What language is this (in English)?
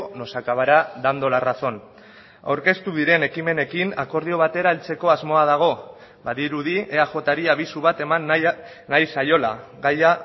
Basque